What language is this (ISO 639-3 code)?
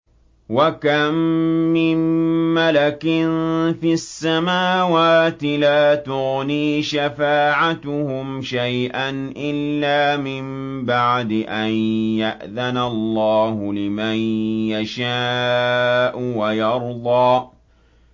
ara